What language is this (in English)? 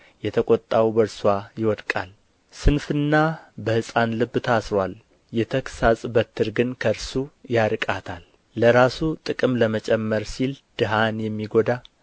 Amharic